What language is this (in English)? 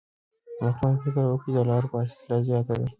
Pashto